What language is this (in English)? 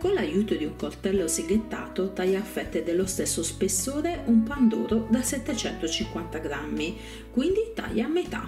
Italian